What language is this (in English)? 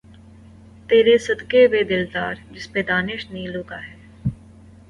Urdu